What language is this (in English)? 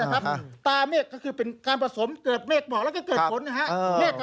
Thai